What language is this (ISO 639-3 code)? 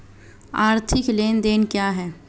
hin